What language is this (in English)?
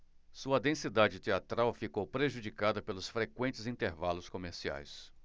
Portuguese